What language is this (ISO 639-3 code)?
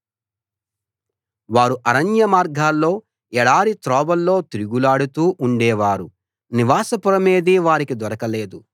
tel